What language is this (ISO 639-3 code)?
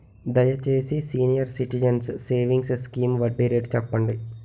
tel